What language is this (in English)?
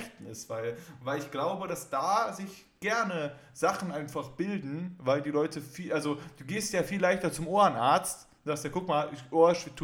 German